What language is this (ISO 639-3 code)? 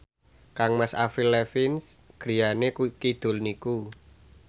jav